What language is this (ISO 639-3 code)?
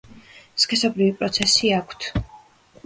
kat